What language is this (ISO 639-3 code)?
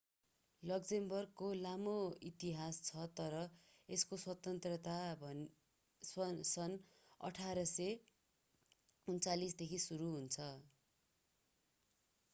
nep